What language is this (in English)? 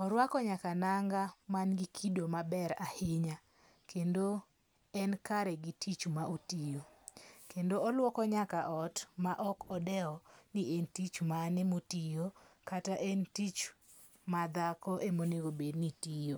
Luo (Kenya and Tanzania)